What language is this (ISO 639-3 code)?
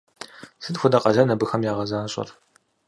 kbd